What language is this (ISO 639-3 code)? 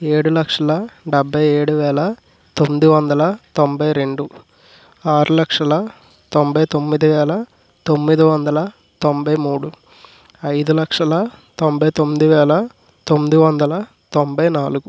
tel